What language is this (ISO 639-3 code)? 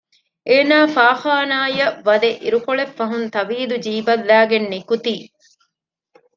div